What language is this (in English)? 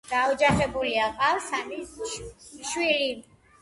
Georgian